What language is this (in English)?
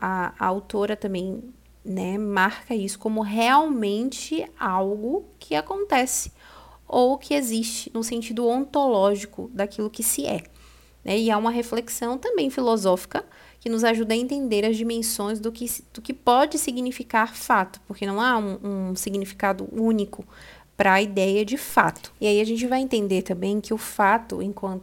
Portuguese